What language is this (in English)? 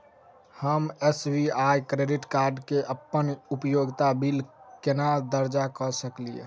Maithili